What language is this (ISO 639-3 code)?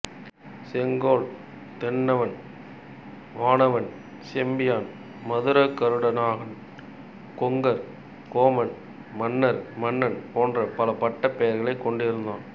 tam